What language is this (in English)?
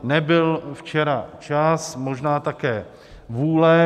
Czech